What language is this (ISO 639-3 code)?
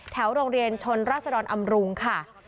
tha